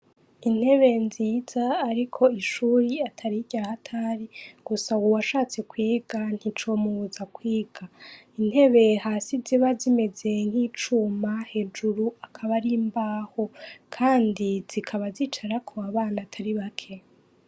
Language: Rundi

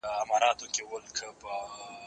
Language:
Pashto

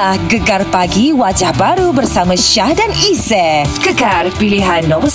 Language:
Malay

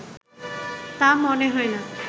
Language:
Bangla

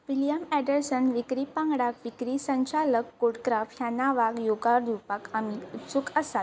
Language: Konkani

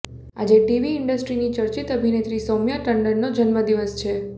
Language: Gujarati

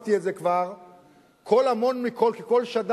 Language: Hebrew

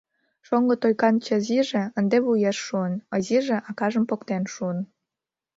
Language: Mari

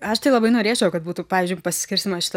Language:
Lithuanian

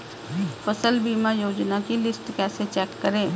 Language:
Hindi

